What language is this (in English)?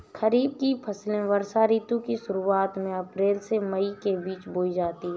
Hindi